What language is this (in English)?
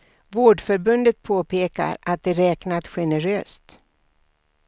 Swedish